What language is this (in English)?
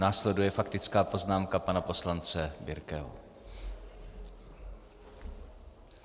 Czech